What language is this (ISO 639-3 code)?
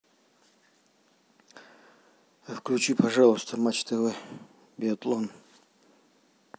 rus